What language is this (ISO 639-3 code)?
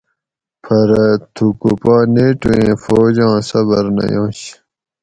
gwc